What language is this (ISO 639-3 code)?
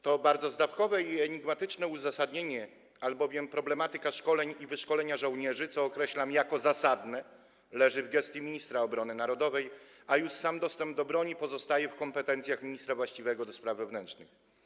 pol